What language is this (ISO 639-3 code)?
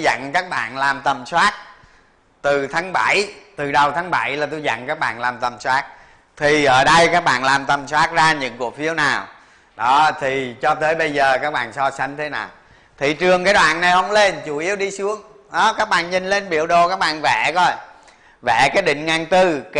vie